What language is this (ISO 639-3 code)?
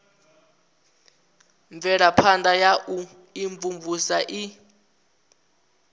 ven